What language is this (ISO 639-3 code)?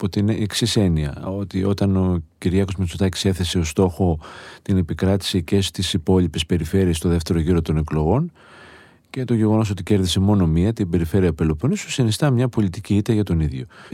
ell